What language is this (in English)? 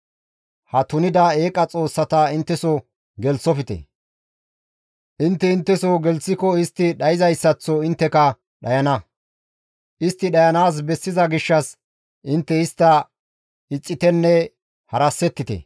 Gamo